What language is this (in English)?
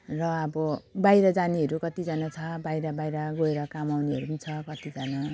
Nepali